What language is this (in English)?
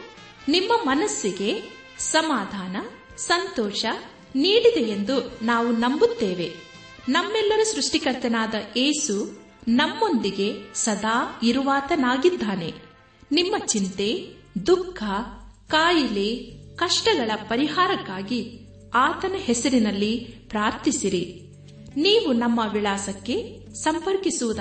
Kannada